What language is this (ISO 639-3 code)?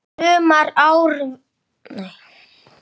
isl